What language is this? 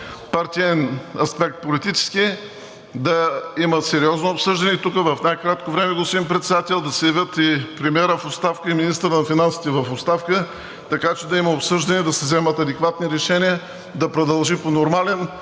Bulgarian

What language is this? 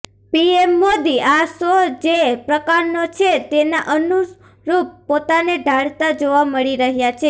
Gujarati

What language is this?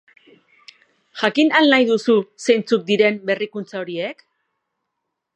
Basque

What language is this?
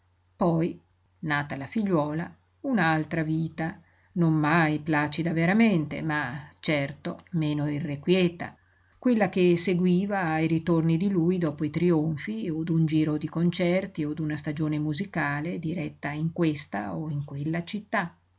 Italian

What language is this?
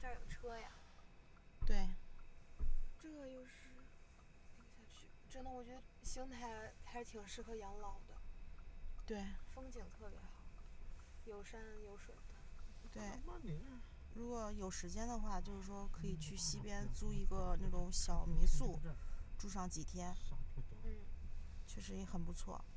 Chinese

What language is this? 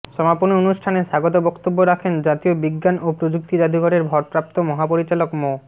Bangla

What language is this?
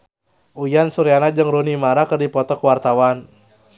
Sundanese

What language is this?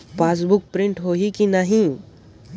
Chhattisgarhi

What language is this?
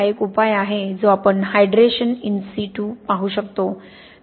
Marathi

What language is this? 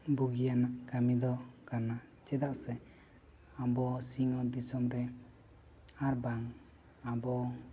Santali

